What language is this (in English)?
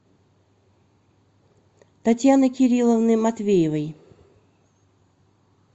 Russian